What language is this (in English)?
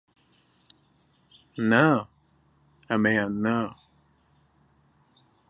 Central Kurdish